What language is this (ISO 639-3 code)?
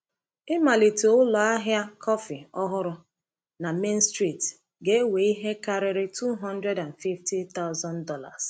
ibo